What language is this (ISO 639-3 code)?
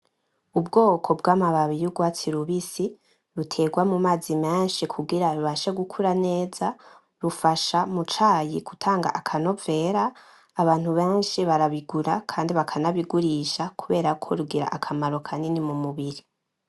run